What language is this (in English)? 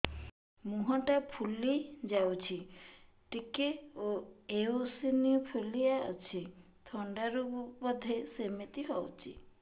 Odia